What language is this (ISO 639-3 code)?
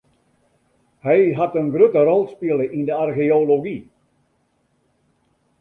fry